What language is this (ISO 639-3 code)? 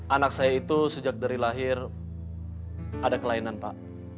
ind